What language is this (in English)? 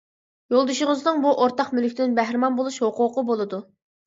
Uyghur